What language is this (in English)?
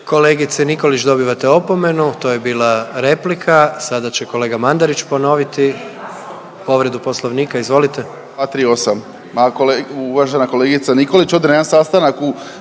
Croatian